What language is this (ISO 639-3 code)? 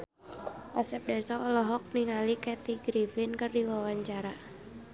sun